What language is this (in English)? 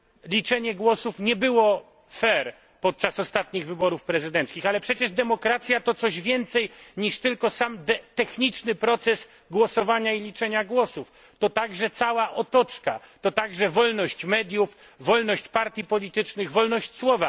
Polish